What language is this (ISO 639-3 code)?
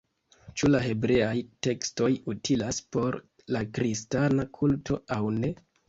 epo